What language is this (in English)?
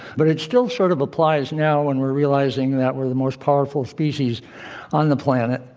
English